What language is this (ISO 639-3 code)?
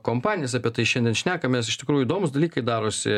lit